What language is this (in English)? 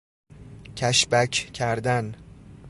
Persian